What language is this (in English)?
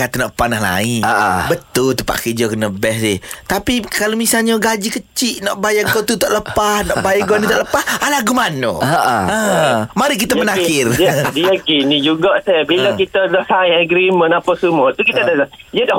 Malay